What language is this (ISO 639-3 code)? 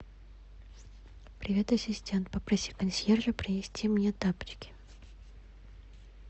rus